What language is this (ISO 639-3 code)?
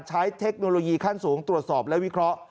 tha